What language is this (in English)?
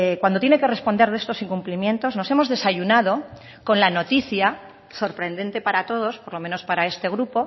Spanish